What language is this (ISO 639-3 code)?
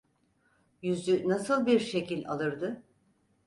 tur